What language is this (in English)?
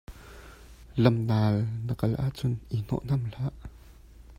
Hakha Chin